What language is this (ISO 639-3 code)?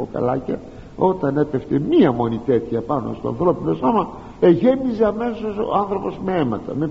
ell